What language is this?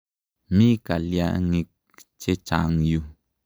Kalenjin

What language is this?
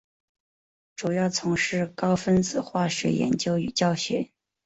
Chinese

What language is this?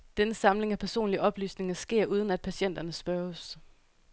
Danish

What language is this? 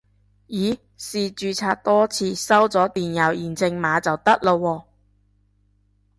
Cantonese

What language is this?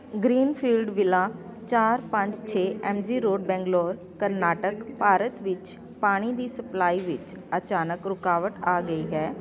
Punjabi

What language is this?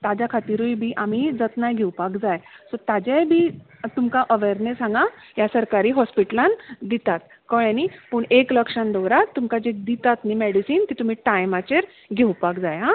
Konkani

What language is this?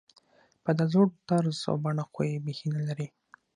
Pashto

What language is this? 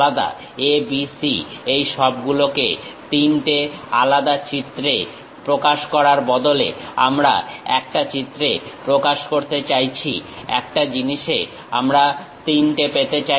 Bangla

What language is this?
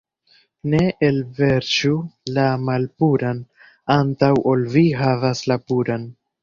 Esperanto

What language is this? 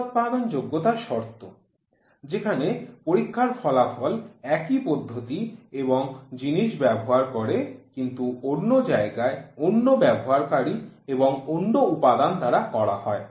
Bangla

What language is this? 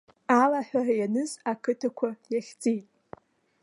Abkhazian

